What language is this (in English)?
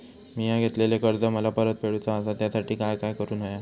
Marathi